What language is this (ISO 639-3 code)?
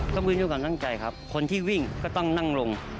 tha